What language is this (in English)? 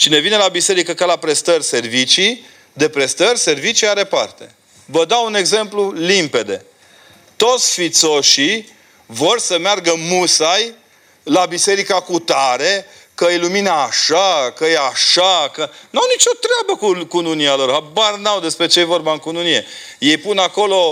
Romanian